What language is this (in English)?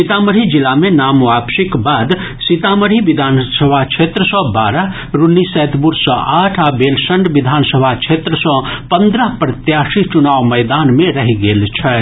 Maithili